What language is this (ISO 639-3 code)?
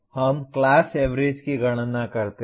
hin